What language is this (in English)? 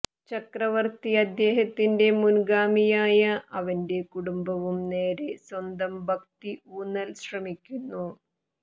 Malayalam